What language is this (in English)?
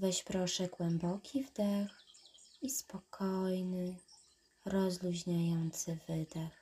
Polish